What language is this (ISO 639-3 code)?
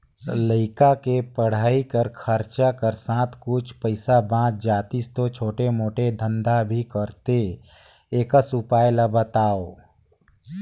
hne